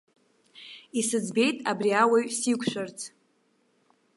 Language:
Abkhazian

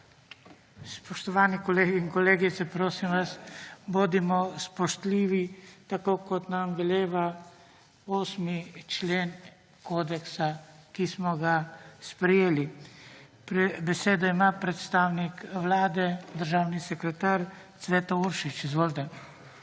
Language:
Slovenian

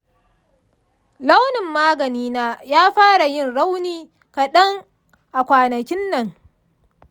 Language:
Hausa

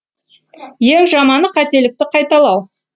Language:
Kazakh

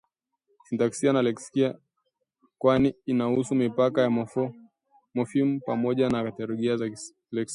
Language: Swahili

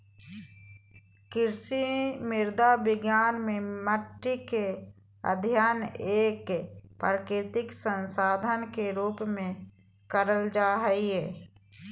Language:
Magahi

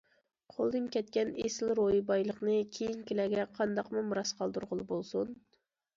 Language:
Uyghur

